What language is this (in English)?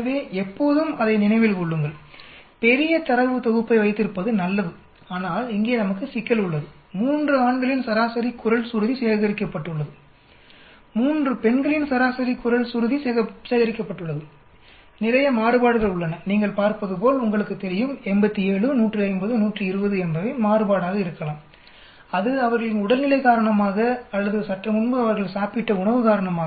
Tamil